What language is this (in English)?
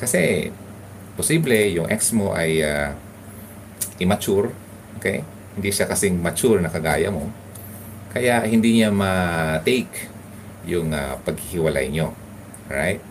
Filipino